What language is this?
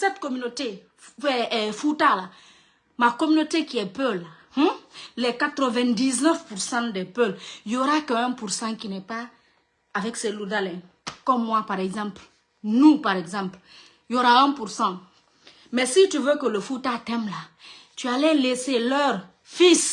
French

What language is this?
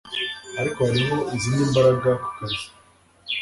Kinyarwanda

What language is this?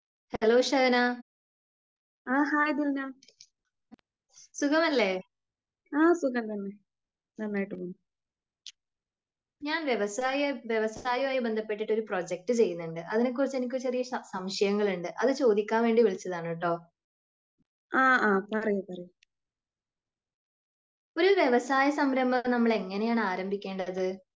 Malayalam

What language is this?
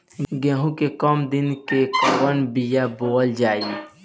Bhojpuri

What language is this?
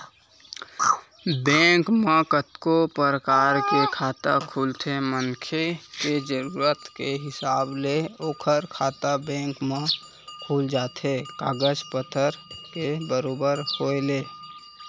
Chhattisgarhi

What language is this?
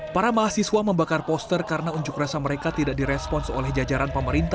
Indonesian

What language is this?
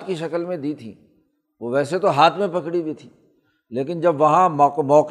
Urdu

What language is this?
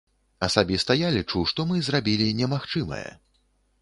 Belarusian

